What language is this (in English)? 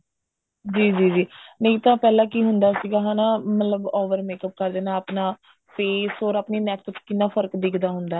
Punjabi